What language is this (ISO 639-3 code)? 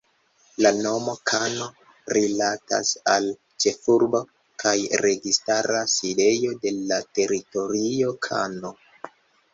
epo